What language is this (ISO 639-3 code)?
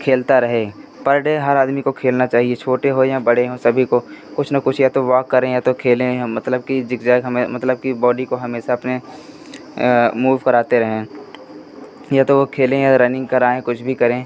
hin